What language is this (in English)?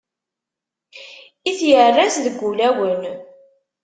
Kabyle